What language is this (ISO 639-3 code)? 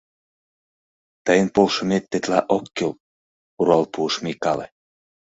chm